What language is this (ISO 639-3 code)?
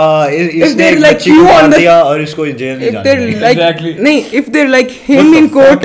urd